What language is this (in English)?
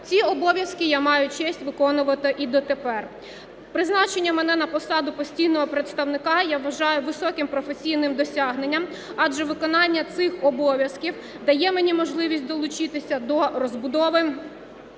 Ukrainian